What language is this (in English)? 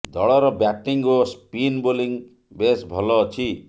Odia